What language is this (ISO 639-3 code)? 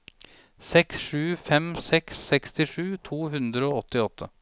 nor